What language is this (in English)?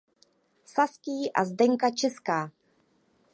Czech